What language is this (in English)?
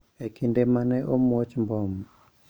Luo (Kenya and Tanzania)